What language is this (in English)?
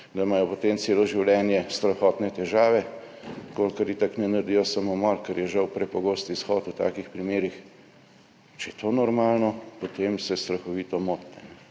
Slovenian